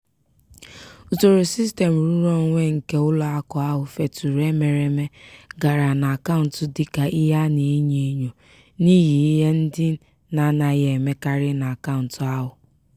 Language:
Igbo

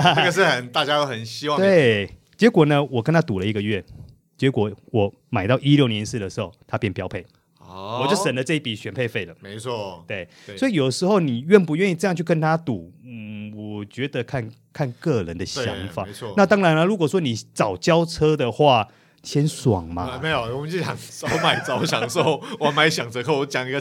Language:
Chinese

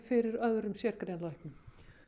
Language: Icelandic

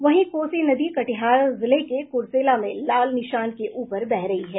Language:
Hindi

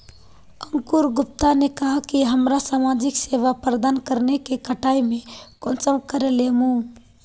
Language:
Magahi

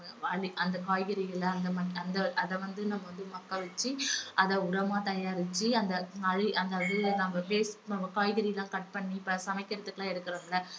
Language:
Tamil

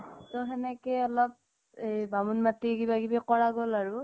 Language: Assamese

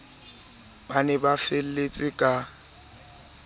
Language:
Southern Sotho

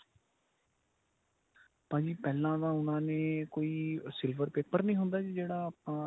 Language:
Punjabi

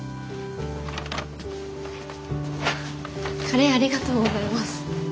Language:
Japanese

